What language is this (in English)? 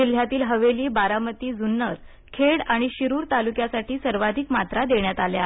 Marathi